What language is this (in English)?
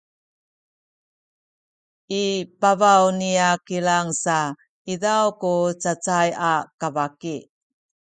Sakizaya